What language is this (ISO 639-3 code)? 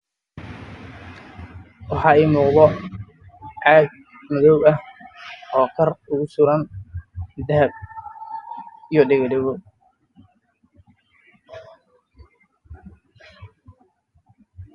som